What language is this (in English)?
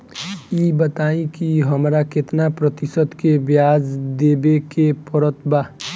Bhojpuri